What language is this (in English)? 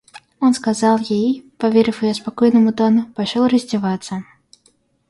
Russian